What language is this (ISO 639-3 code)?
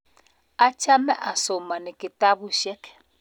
kln